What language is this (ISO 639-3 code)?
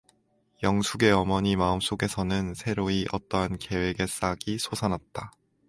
kor